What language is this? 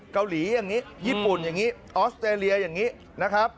Thai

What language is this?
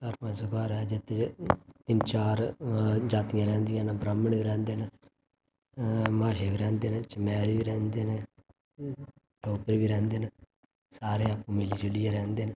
Dogri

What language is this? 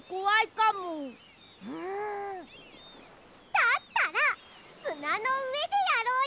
Japanese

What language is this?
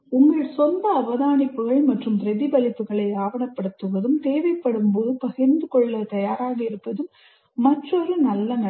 Tamil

